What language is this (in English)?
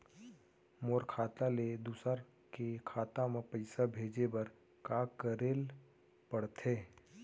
Chhattisgarhi